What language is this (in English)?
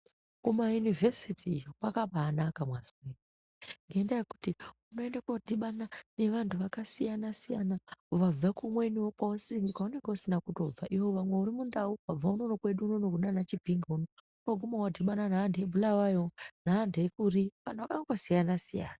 Ndau